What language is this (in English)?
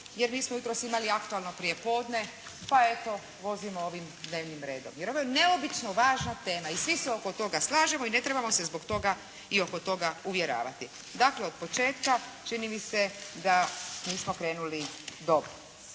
Croatian